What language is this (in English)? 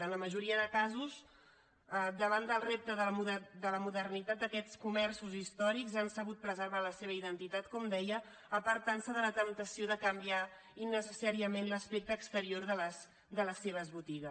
Catalan